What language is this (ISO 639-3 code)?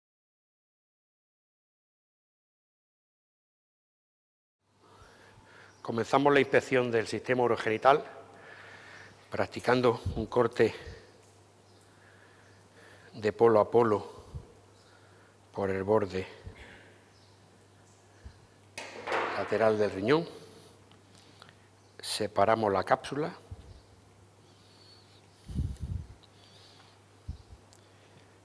spa